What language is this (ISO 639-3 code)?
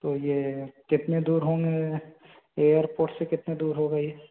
hin